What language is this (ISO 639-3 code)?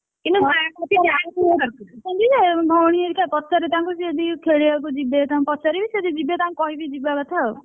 ori